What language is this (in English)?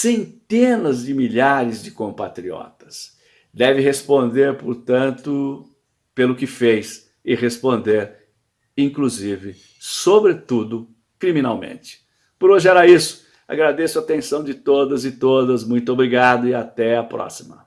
Portuguese